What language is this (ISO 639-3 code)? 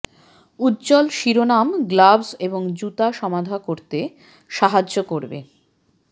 ben